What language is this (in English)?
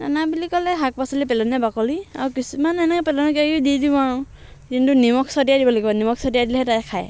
Assamese